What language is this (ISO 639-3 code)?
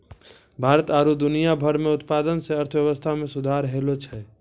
mai